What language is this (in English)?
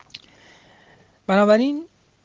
Russian